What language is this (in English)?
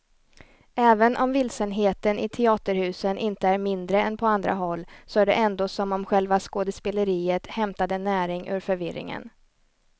Swedish